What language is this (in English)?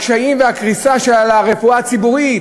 Hebrew